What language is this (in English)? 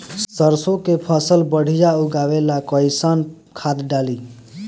Bhojpuri